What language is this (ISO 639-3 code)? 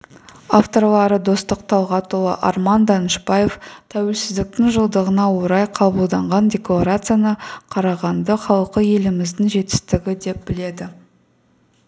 kaz